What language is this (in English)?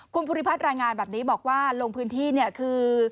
Thai